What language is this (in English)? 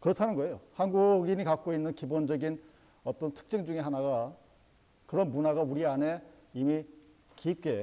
Korean